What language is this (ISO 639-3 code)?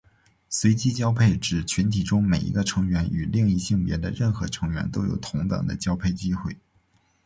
zho